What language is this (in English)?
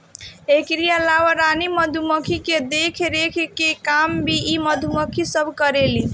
Bhojpuri